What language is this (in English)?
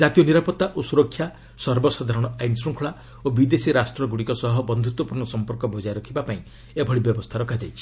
Odia